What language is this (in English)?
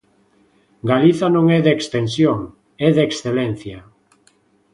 Galician